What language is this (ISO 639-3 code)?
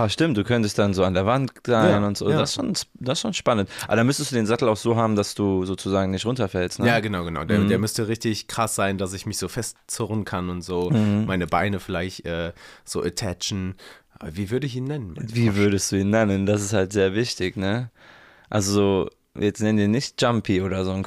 deu